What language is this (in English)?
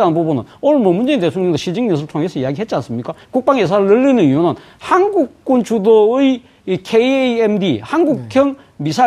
Korean